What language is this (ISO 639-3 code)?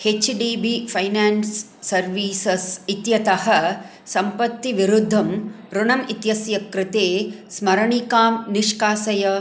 san